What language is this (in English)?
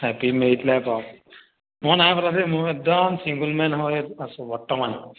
Assamese